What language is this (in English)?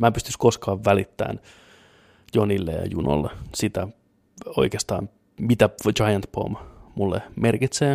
Finnish